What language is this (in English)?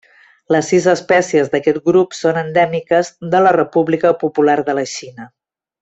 Catalan